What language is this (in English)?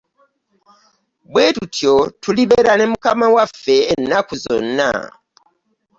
Ganda